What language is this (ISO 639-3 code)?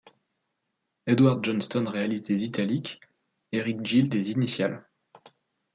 fra